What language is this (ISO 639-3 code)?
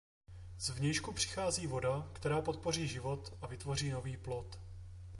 ces